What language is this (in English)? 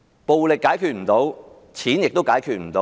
Cantonese